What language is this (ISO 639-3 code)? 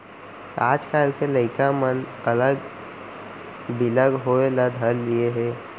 hne